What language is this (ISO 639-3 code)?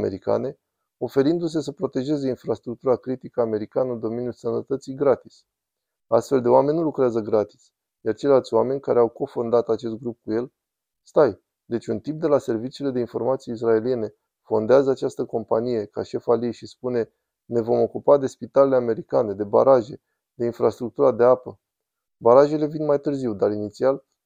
ron